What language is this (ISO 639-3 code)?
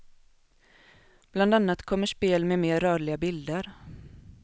swe